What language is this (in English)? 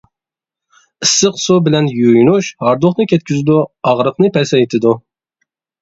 Uyghur